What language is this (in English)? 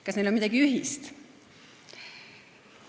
Estonian